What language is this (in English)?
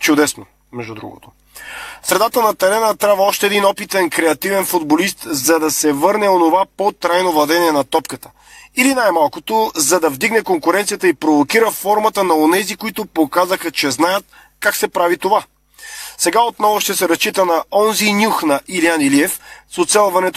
Bulgarian